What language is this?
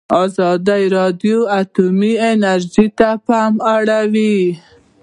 Pashto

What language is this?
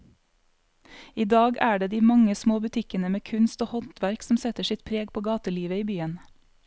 Norwegian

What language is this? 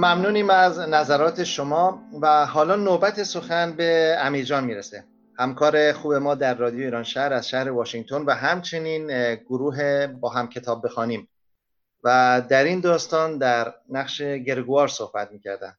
Persian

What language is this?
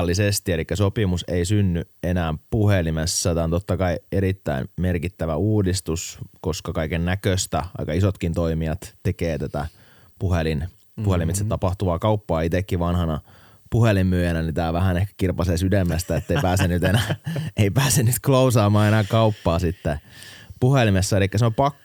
Finnish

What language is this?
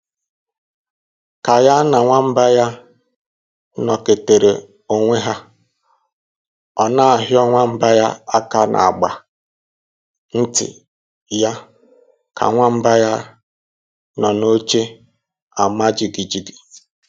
Igbo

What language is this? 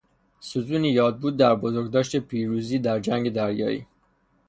Persian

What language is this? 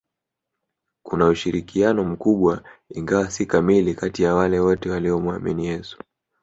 Swahili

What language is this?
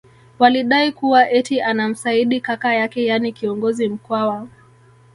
Swahili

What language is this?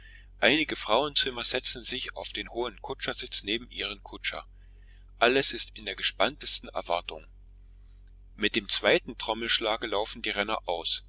German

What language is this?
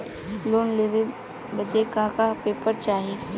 Bhojpuri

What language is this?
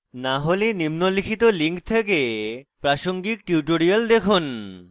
Bangla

